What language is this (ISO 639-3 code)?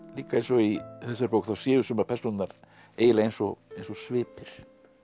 isl